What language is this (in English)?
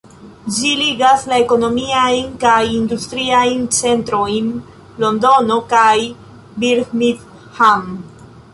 Esperanto